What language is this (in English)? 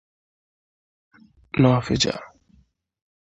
Igbo